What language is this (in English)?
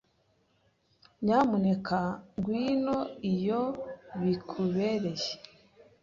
Kinyarwanda